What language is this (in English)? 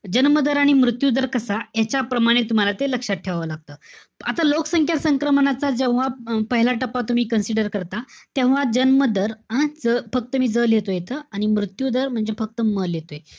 Marathi